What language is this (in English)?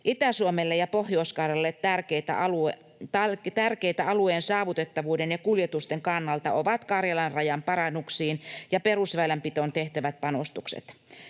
Finnish